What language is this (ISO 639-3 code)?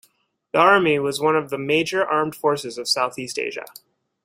eng